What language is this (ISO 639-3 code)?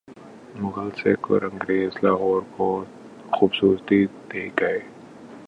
urd